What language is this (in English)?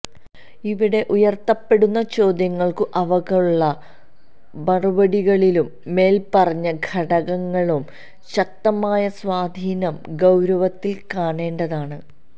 Malayalam